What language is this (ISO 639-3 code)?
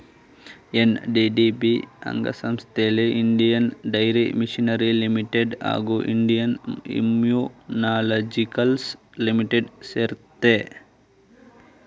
kan